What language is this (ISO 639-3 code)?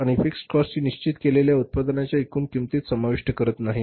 mar